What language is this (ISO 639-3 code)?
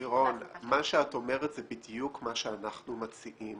heb